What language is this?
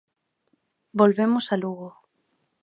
Galician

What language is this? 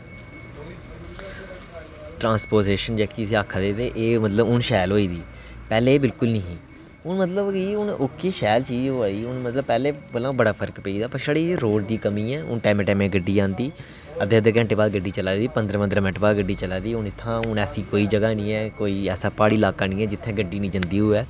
Dogri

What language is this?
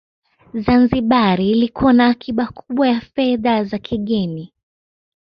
Swahili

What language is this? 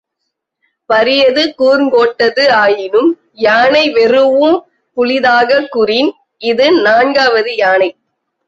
Tamil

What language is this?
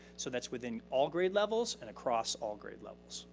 English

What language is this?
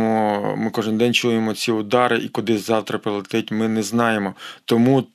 Ukrainian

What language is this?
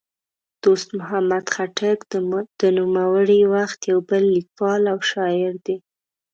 Pashto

